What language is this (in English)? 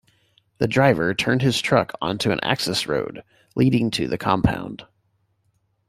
English